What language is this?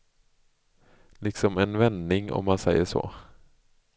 Swedish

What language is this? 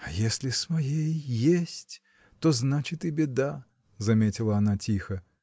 Russian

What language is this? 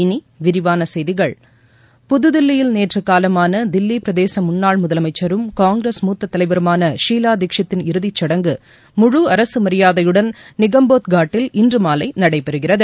Tamil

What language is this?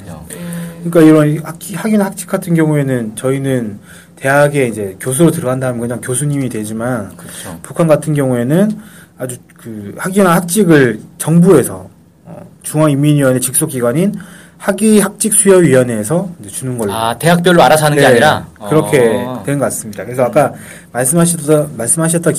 Korean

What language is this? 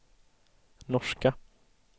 Swedish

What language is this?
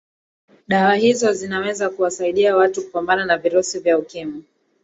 Swahili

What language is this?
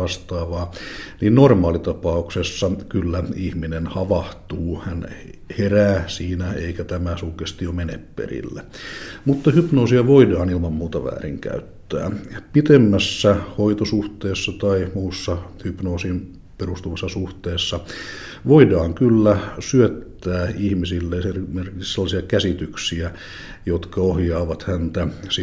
Finnish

